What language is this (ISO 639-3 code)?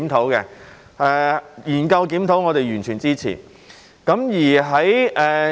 yue